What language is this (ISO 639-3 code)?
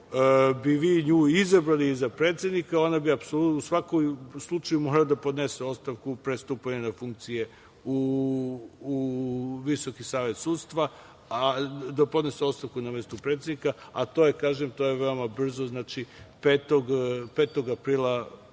srp